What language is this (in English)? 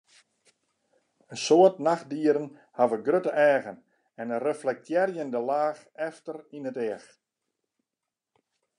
Western Frisian